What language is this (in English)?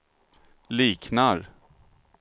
Swedish